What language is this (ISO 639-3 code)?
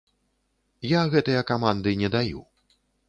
bel